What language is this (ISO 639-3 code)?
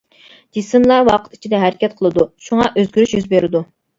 uig